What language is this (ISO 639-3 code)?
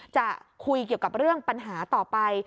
tha